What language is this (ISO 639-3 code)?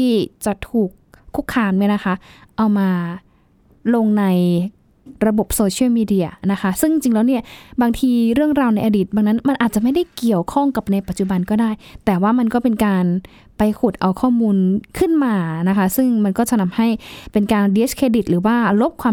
tha